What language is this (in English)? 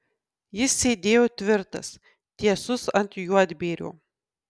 Lithuanian